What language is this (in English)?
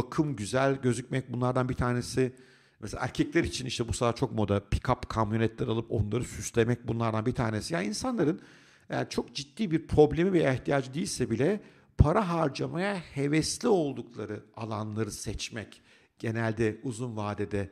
Turkish